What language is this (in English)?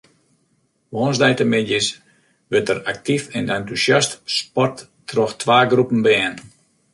Western Frisian